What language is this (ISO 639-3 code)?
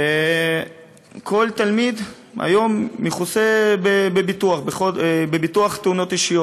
heb